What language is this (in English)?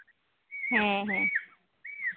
Santali